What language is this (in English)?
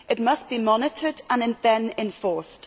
English